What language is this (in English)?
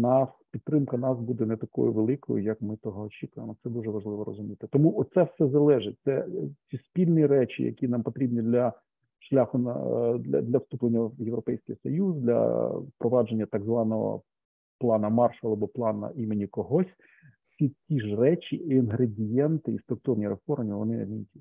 Ukrainian